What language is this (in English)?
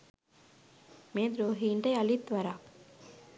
Sinhala